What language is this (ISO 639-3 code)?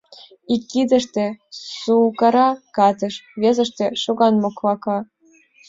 chm